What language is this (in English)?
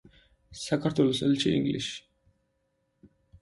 Georgian